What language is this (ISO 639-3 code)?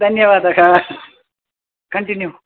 san